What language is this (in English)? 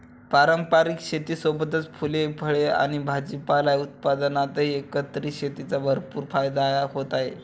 Marathi